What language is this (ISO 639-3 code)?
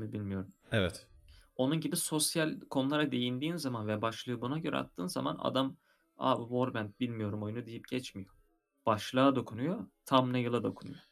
tur